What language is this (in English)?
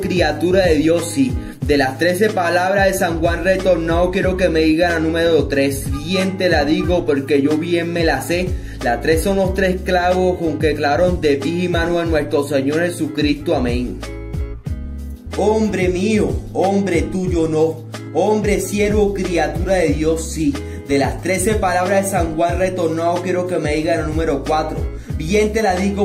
Spanish